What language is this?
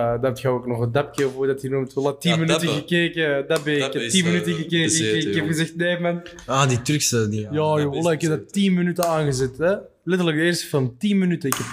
Dutch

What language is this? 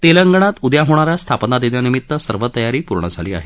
Marathi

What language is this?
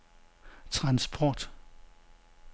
Danish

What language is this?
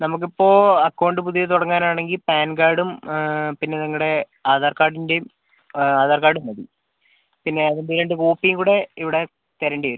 Malayalam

